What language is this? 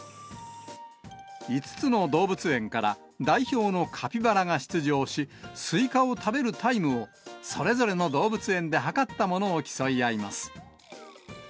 Japanese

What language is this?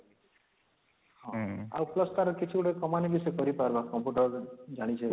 Odia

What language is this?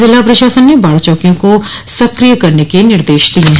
Hindi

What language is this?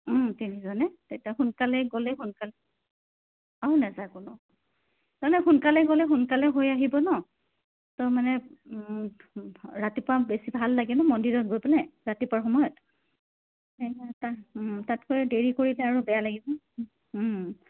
Assamese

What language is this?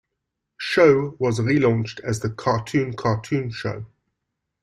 English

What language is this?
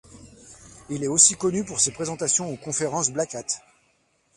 French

